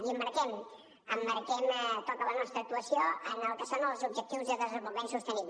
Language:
Catalan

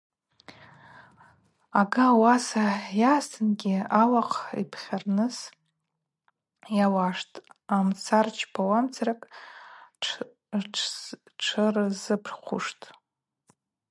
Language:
Abaza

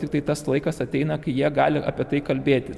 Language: Lithuanian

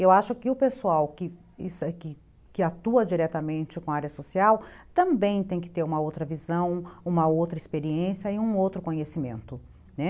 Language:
Portuguese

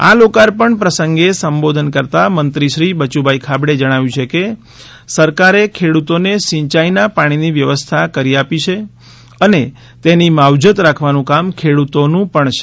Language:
Gujarati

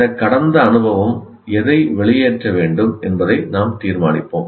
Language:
Tamil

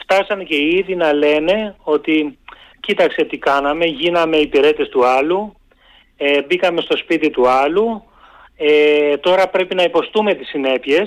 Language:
Greek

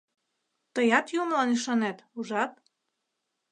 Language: Mari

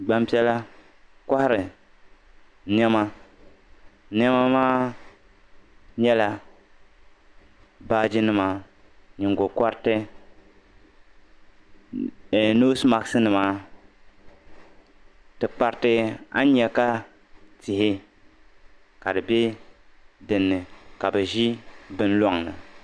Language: Dagbani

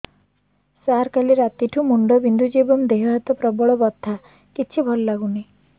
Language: Odia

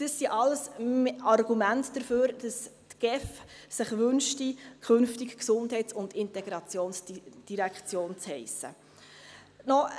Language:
Swiss German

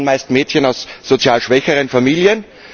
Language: German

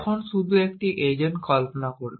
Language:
Bangla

